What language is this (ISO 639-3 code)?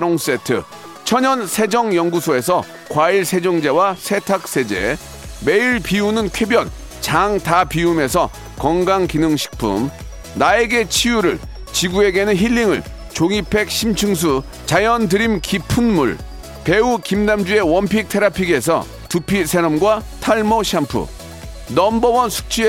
kor